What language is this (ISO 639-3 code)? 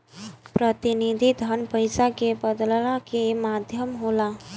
bho